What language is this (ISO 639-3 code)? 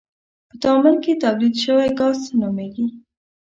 pus